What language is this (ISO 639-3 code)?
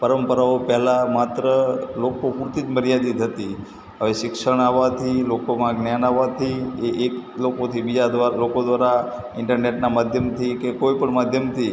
guj